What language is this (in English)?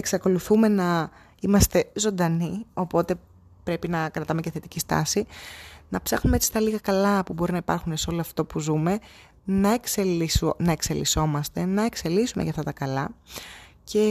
Greek